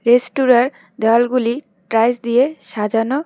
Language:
Bangla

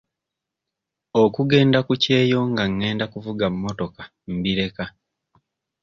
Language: Ganda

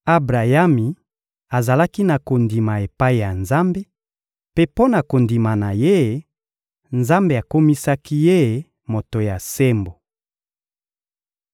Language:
Lingala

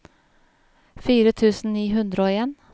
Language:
Norwegian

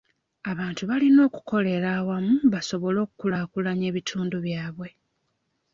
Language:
Ganda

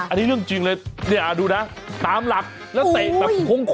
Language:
Thai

